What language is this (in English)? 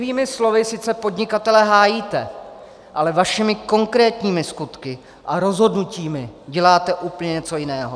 Czech